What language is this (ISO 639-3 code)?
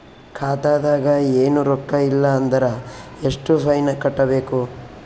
kan